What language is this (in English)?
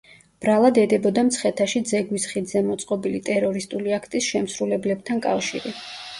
Georgian